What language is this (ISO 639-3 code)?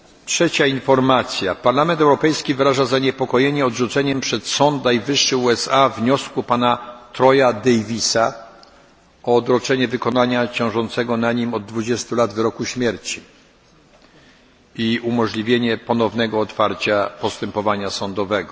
pol